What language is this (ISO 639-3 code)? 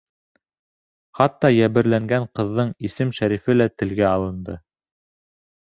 bak